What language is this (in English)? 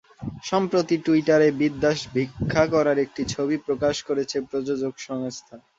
Bangla